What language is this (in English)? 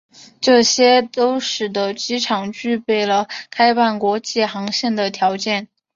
Chinese